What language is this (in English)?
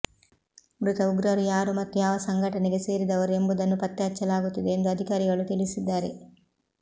Kannada